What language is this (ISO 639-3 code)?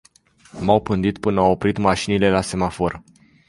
ron